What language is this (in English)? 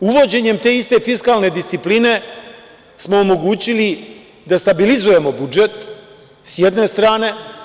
Serbian